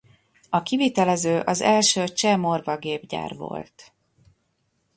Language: Hungarian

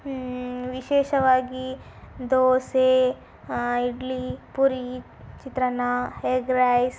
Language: Kannada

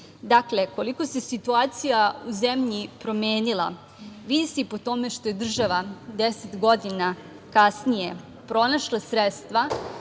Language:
Serbian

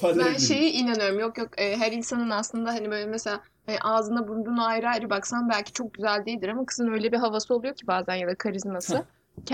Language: Turkish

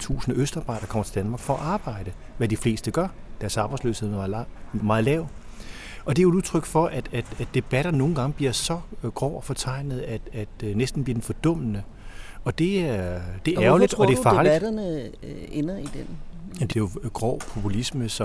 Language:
Danish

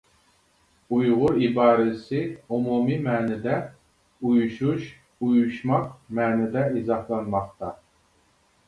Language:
Uyghur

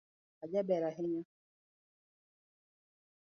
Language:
Luo (Kenya and Tanzania)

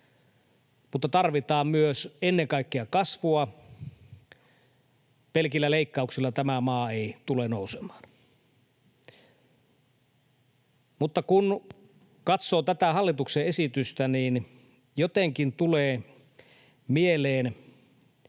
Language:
Finnish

